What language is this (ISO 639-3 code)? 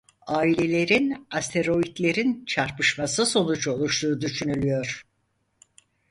tur